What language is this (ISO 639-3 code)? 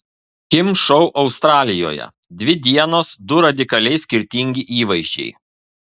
lit